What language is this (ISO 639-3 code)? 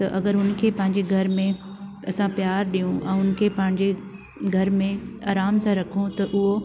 snd